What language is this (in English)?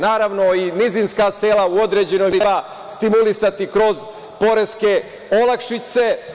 Serbian